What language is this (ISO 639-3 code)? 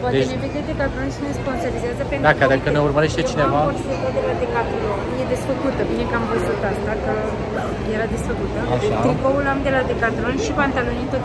ron